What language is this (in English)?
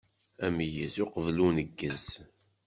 Kabyle